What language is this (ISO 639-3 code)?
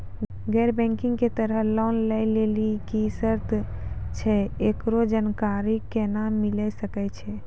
mai